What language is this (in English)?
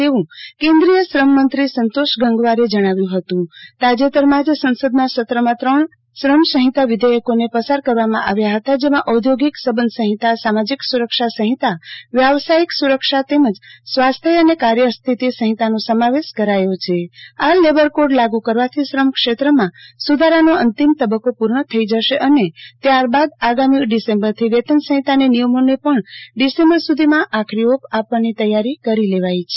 Gujarati